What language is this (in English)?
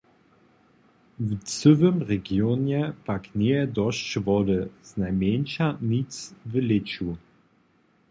Upper Sorbian